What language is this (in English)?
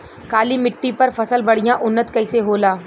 Bhojpuri